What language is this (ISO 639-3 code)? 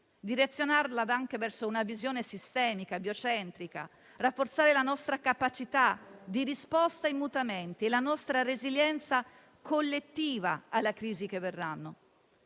ita